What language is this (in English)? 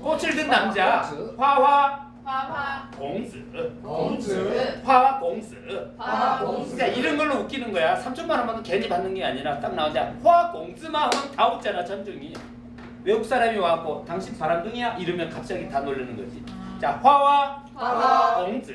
Korean